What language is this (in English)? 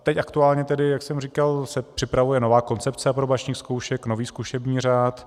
Czech